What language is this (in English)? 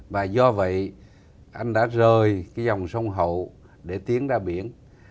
Vietnamese